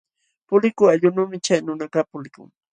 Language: Jauja Wanca Quechua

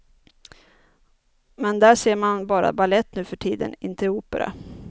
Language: Swedish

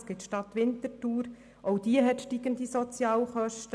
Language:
Swiss German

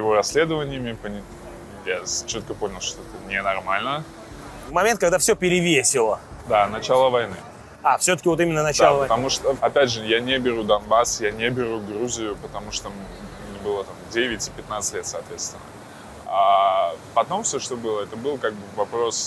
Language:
Russian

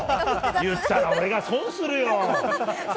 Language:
Japanese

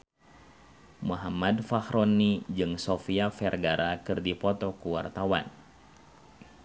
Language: Sundanese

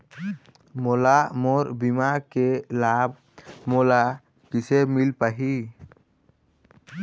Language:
Chhattisgarhi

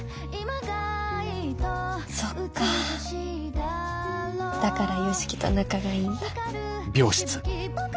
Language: Japanese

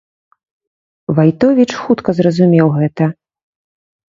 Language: Belarusian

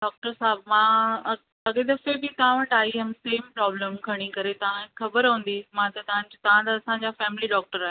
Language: Sindhi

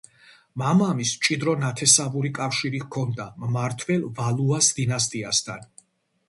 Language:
Georgian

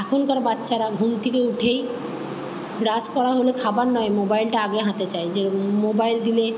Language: Bangla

